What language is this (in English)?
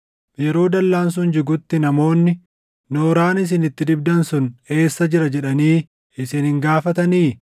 Oromo